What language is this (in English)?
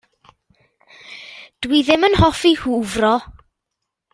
Welsh